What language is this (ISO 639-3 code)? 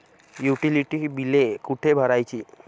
mar